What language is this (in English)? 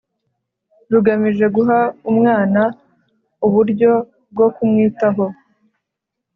Kinyarwanda